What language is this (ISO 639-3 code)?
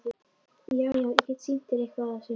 isl